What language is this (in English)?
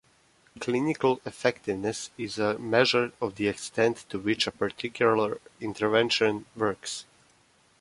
English